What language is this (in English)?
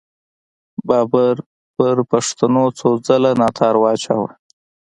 Pashto